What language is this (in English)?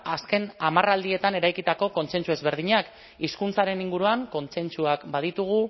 Basque